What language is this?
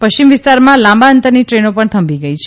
Gujarati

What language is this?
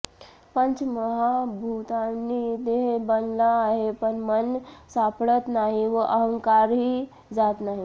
Marathi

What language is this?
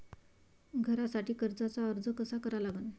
Marathi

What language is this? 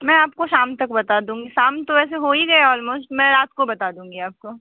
Hindi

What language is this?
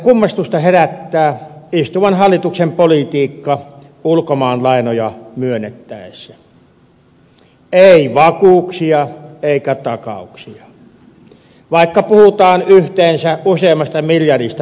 Finnish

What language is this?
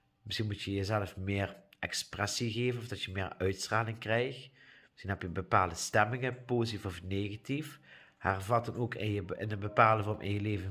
Dutch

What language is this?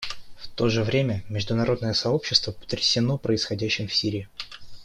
Russian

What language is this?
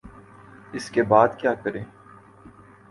Urdu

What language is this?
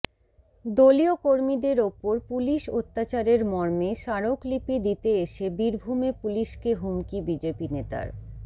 Bangla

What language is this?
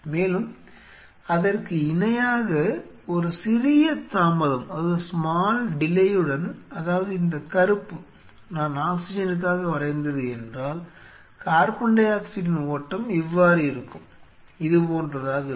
Tamil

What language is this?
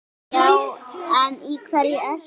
Icelandic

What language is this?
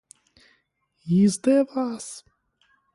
Latvian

